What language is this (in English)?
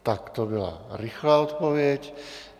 Czech